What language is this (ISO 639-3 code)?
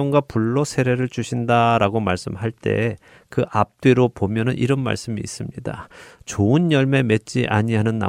kor